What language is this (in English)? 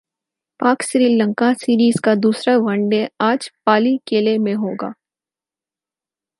Urdu